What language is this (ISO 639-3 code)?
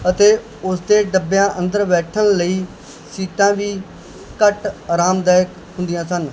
pan